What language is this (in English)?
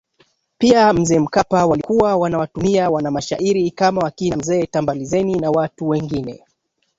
Swahili